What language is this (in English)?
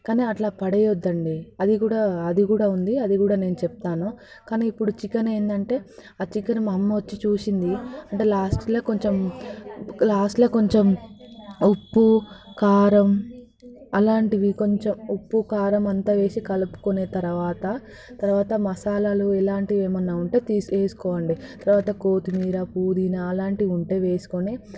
Telugu